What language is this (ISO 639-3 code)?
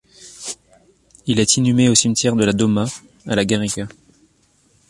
fra